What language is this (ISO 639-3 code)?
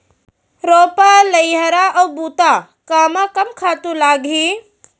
hne